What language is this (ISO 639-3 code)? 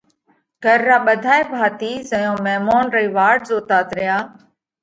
kvx